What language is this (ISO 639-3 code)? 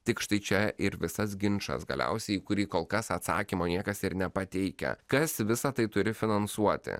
lit